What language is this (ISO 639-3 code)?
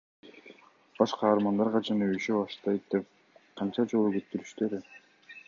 kir